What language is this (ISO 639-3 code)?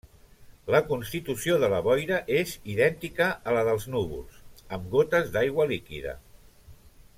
cat